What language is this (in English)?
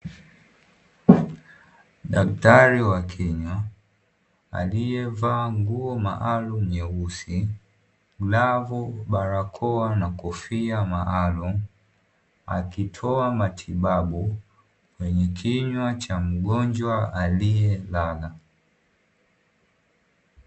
Swahili